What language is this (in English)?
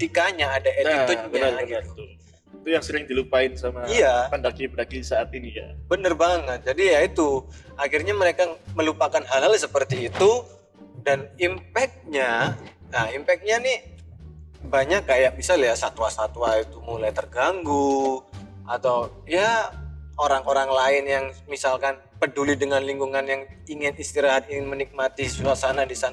Indonesian